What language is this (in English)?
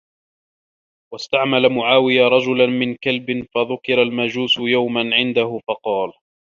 Arabic